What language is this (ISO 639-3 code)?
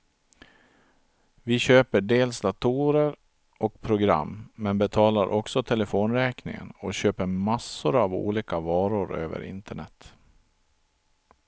swe